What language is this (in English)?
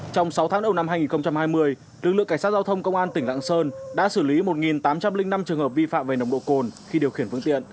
Vietnamese